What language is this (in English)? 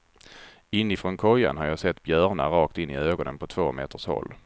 Swedish